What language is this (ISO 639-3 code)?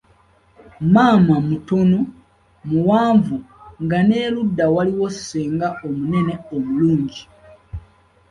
lug